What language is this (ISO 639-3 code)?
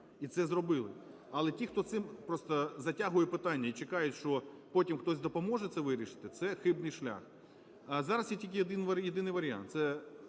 ukr